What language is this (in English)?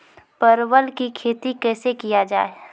Maithili